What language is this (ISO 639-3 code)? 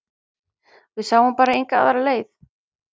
isl